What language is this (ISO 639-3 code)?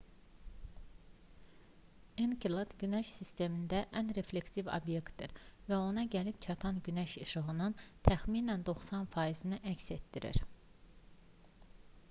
aze